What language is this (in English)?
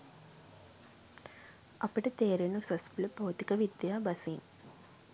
Sinhala